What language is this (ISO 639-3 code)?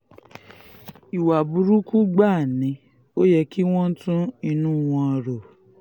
yor